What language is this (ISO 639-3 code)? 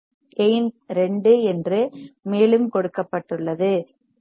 tam